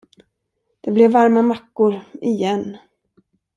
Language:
Swedish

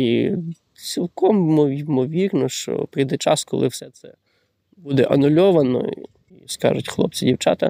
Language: Ukrainian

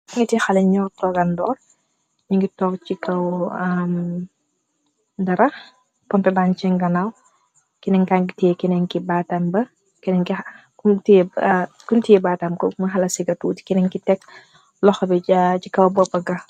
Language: Wolof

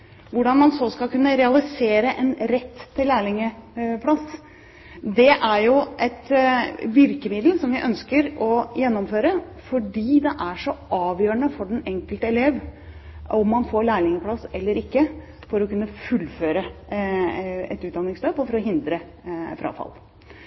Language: Norwegian Bokmål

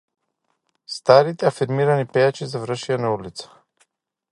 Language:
Macedonian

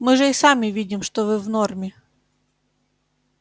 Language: Russian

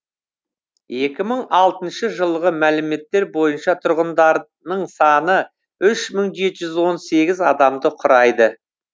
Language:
Kazakh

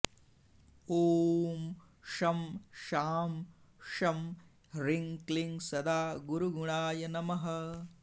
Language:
Sanskrit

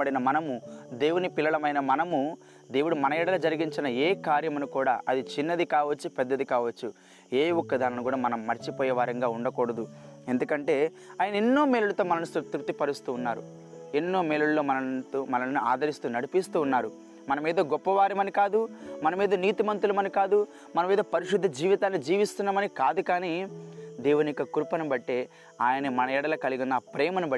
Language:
Telugu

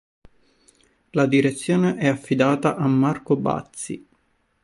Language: Italian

